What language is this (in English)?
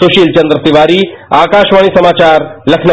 Hindi